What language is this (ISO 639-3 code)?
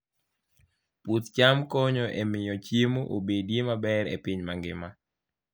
luo